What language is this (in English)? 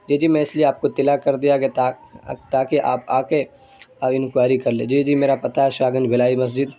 Urdu